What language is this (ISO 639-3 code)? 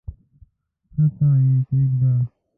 pus